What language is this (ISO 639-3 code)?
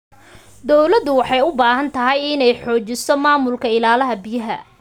som